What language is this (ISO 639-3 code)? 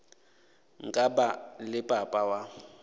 nso